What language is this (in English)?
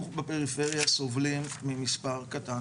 Hebrew